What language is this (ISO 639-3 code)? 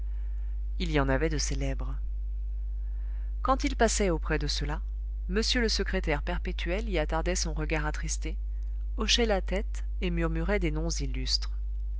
fra